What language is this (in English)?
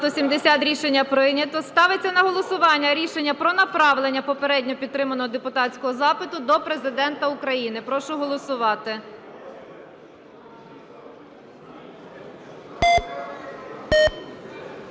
Ukrainian